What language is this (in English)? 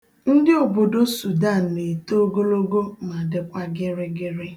Igbo